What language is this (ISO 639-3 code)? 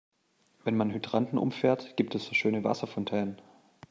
deu